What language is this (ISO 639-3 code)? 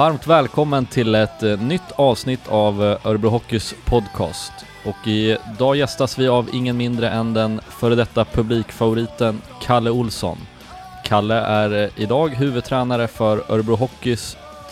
swe